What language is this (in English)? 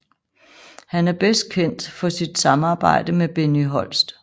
Danish